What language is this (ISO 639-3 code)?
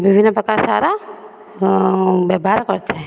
ori